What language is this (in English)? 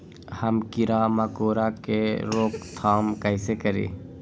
Magahi